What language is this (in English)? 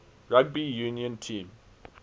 English